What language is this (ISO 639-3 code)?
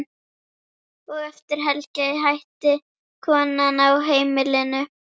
isl